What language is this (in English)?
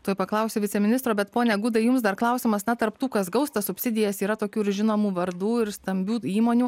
Lithuanian